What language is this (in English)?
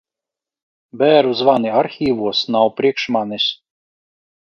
Latvian